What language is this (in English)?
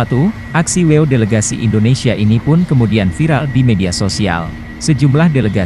Indonesian